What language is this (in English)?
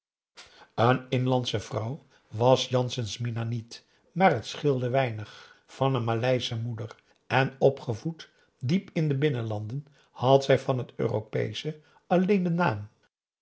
Dutch